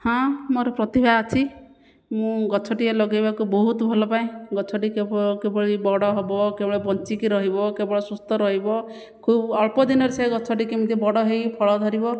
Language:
Odia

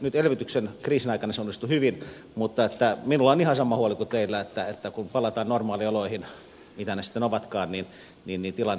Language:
Finnish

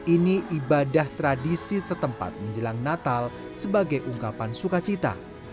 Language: Indonesian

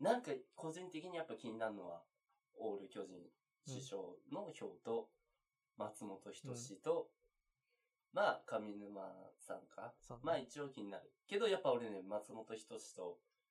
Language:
Japanese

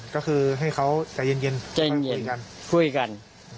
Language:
Thai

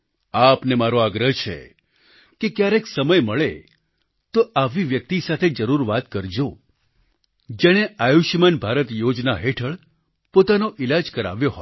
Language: Gujarati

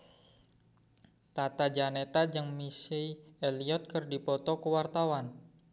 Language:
Sundanese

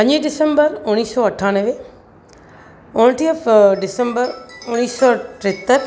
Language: Sindhi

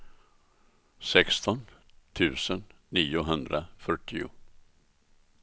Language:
Swedish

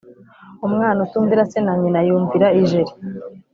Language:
Kinyarwanda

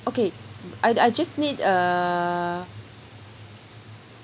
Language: English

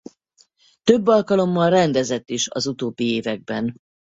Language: Hungarian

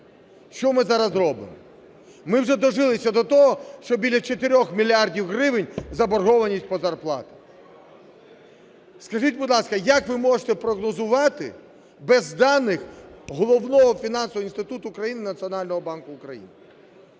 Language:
Ukrainian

